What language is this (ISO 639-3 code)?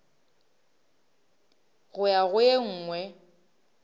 nso